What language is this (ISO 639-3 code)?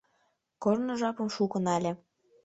chm